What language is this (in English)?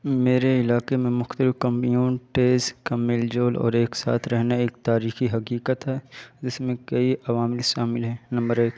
Urdu